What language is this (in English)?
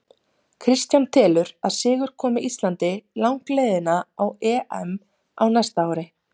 Icelandic